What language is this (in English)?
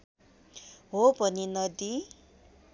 Nepali